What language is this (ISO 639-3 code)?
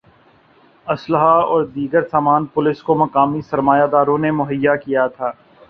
urd